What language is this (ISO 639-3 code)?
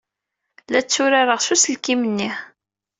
kab